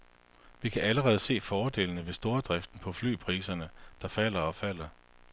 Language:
Danish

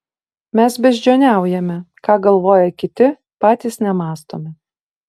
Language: Lithuanian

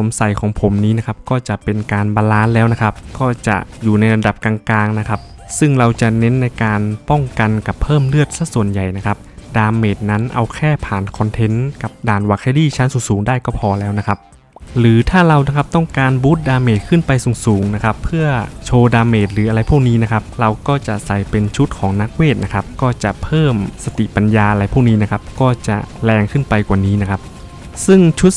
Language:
Thai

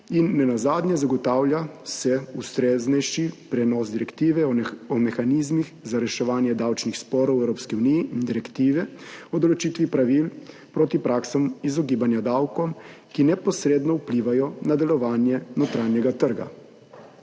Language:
Slovenian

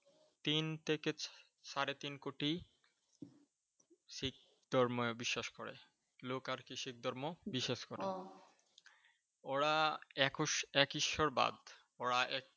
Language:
Bangla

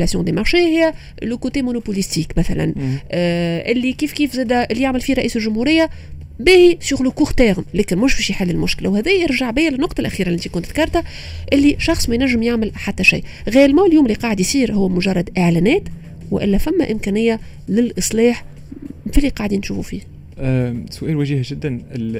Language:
Arabic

